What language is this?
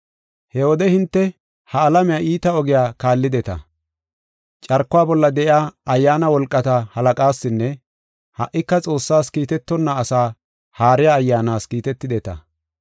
Gofa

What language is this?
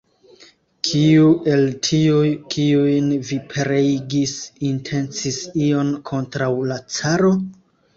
Esperanto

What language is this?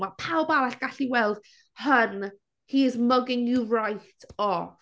Welsh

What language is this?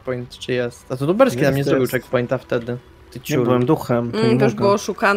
Polish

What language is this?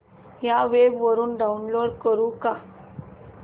Marathi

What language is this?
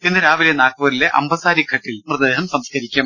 Malayalam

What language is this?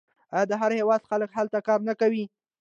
Pashto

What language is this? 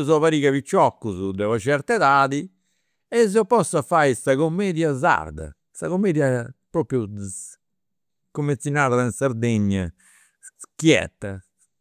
Campidanese Sardinian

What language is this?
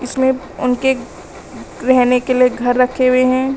Hindi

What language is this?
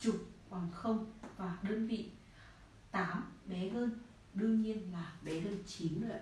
Vietnamese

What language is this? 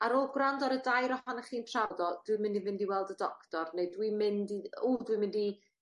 Welsh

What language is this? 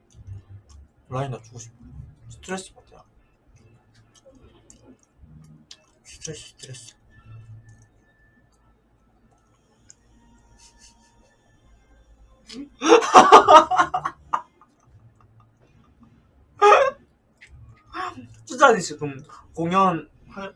Korean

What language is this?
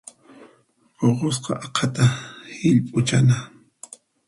Puno Quechua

